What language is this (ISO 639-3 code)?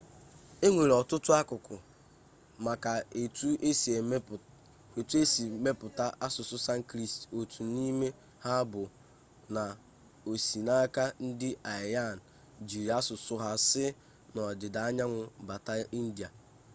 ibo